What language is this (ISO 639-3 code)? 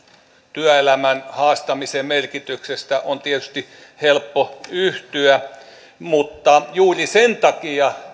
fin